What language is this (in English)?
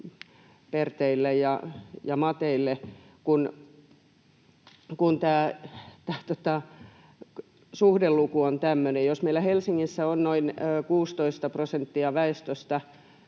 Finnish